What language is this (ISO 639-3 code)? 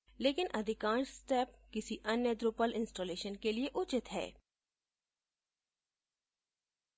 hin